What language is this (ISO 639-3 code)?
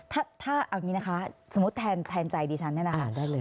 tha